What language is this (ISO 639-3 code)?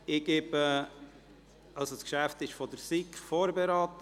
gsw